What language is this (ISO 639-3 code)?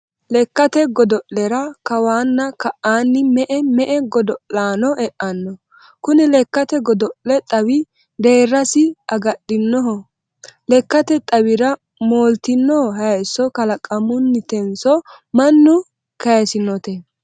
sid